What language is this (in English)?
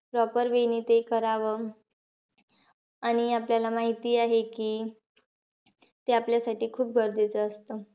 Marathi